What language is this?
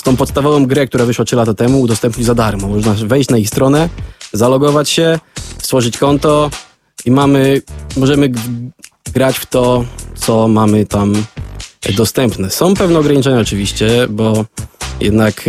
Polish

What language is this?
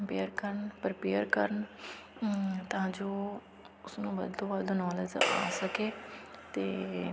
Punjabi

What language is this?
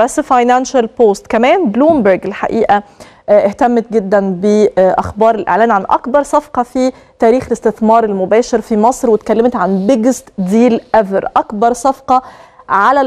Arabic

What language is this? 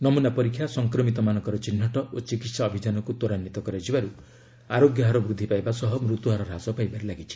Odia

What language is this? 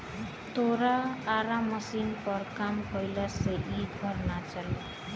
Bhojpuri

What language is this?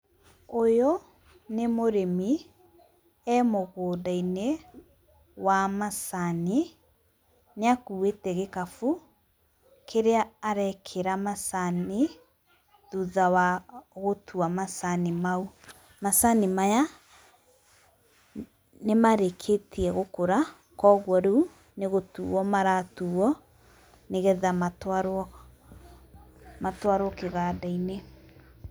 Kikuyu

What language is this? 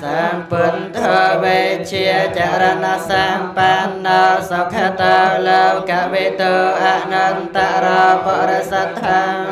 Thai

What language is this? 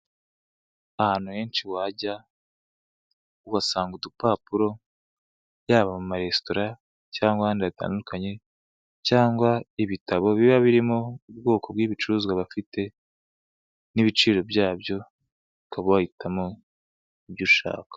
Kinyarwanda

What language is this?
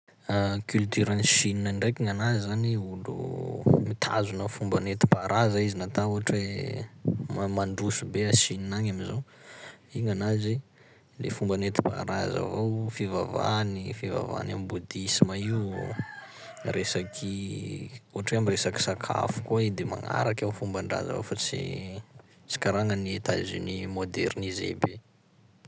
Sakalava Malagasy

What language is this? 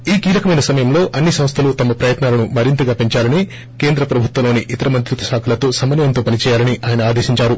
Telugu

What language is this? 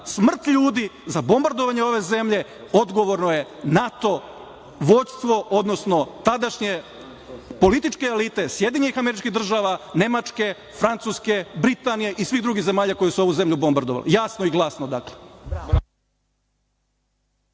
Serbian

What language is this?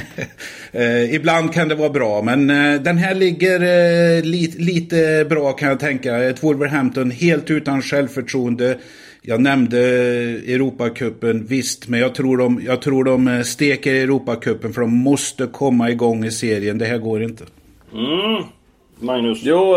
Swedish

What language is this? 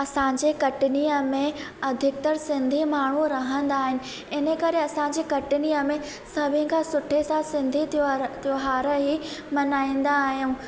Sindhi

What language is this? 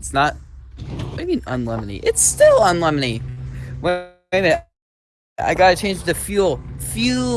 English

